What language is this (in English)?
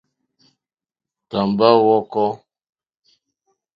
Mokpwe